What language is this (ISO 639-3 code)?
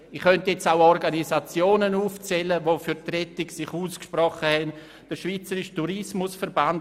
gsw